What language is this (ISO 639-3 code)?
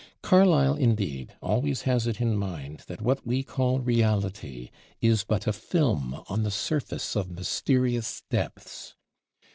eng